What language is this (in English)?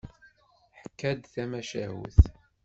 Kabyle